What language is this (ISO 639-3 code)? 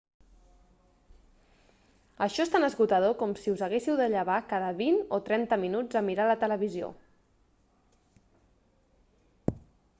cat